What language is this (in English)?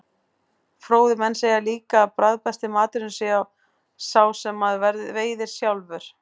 Icelandic